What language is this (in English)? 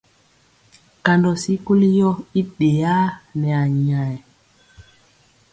Mpiemo